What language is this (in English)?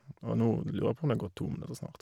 Norwegian